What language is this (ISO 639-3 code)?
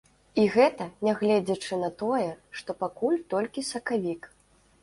bel